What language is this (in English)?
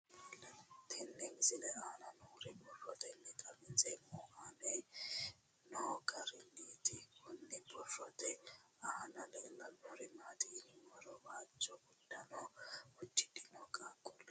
Sidamo